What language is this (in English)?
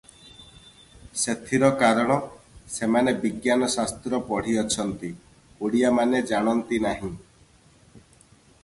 Odia